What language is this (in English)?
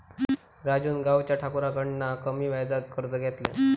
Marathi